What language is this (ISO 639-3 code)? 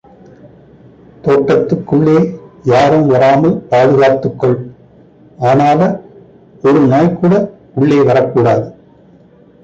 tam